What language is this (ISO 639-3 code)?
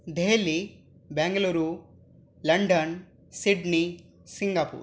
san